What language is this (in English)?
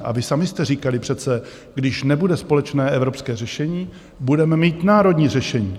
Czech